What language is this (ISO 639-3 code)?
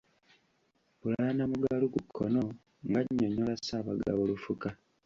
lug